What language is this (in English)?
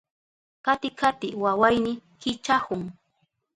Southern Pastaza Quechua